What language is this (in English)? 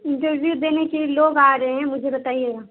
Urdu